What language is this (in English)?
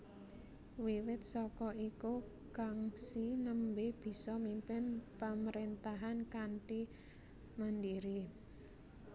Javanese